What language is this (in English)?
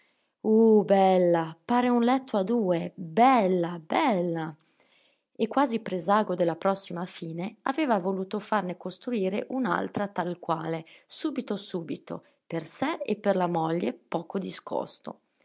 Italian